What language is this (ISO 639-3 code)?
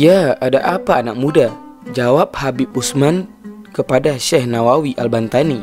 ind